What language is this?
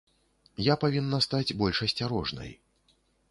Belarusian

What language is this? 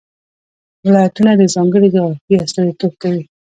Pashto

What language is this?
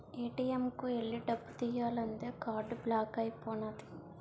Telugu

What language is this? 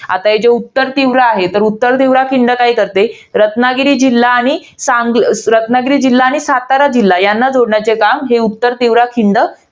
Marathi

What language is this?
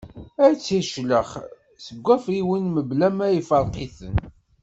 Kabyle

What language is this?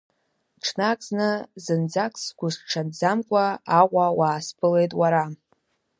Abkhazian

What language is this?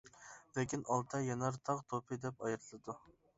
Uyghur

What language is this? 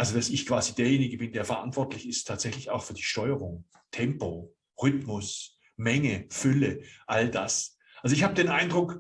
German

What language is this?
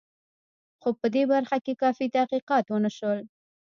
Pashto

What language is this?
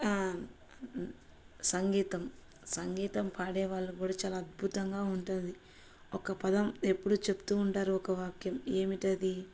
Telugu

